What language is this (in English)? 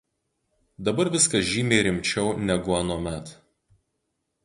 Lithuanian